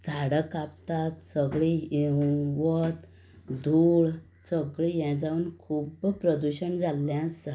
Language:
Konkani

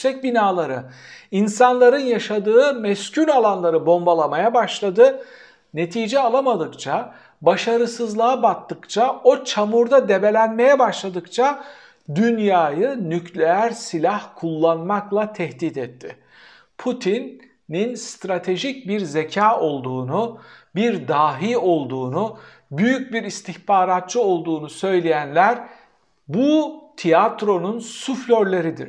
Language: Turkish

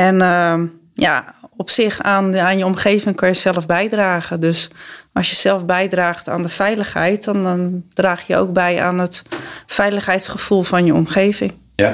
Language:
Dutch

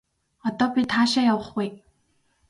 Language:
Mongolian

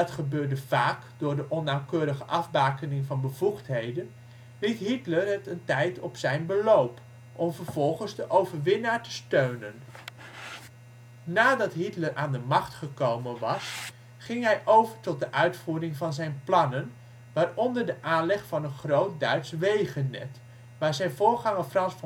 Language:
Dutch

